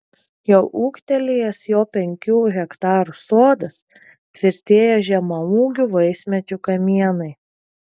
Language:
Lithuanian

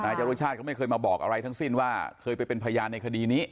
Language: Thai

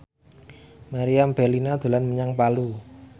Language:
Javanese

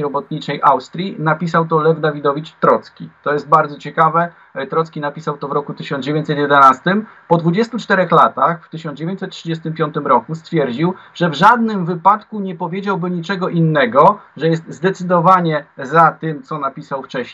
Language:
Polish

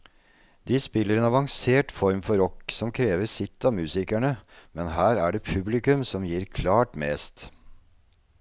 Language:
Norwegian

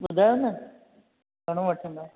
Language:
Sindhi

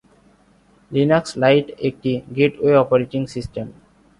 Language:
Bangla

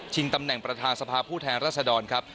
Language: Thai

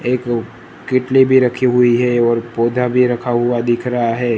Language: Hindi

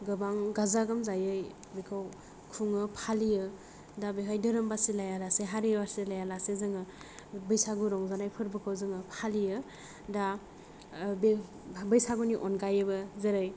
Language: Bodo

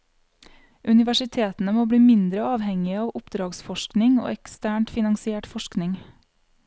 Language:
Norwegian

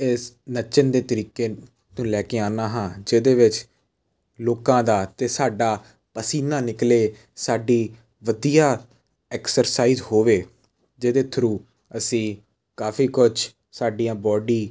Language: Punjabi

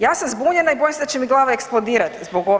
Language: Croatian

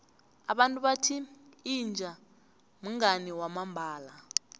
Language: South Ndebele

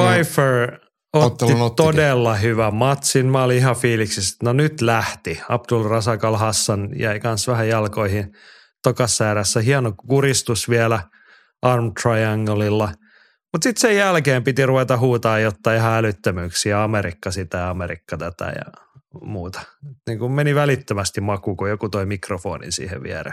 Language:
Finnish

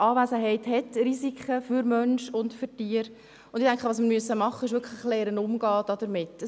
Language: Swiss German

